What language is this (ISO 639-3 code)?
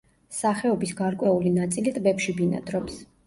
kat